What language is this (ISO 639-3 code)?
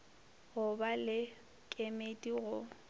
nso